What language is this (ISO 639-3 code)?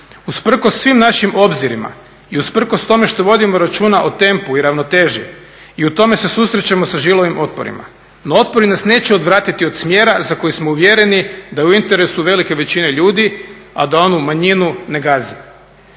hrv